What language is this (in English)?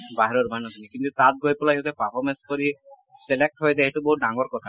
Assamese